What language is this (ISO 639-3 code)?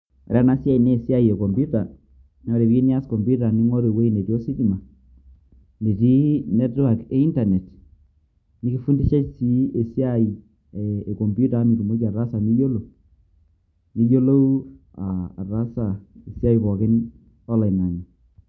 mas